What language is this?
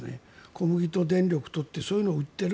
Japanese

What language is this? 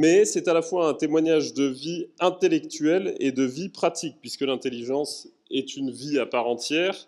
French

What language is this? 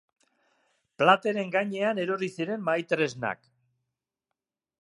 Basque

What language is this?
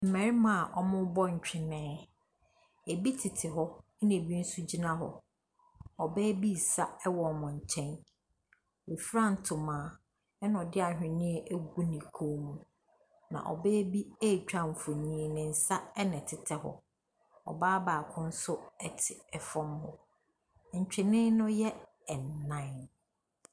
Akan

